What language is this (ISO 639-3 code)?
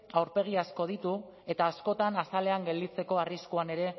eus